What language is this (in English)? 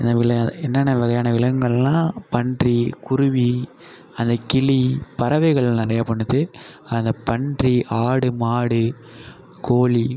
Tamil